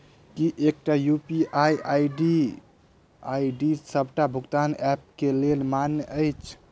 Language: Maithili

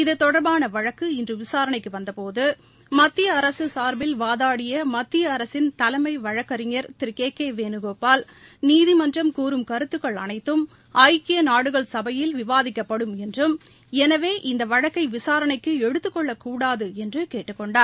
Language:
Tamil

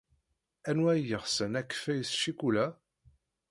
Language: Kabyle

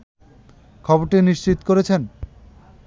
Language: Bangla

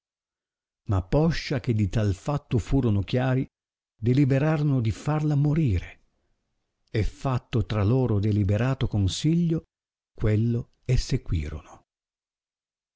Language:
Italian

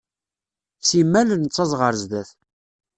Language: Kabyle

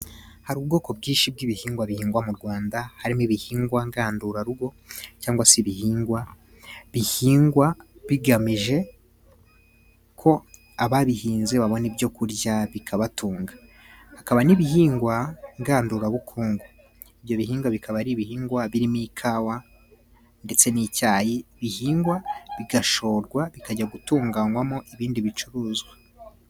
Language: Kinyarwanda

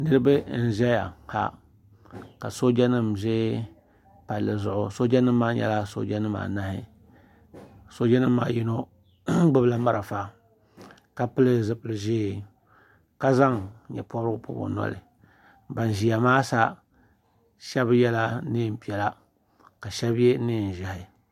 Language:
Dagbani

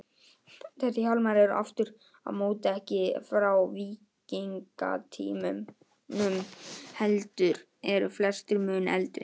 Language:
Icelandic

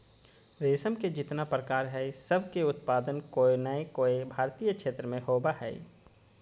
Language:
Magahi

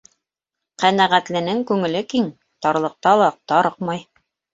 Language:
Bashkir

